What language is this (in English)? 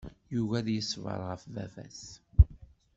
Kabyle